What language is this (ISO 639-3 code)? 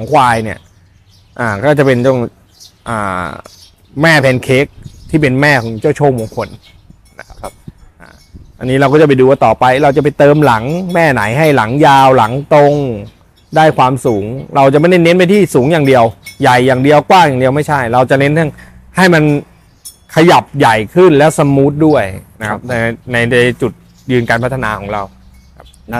tha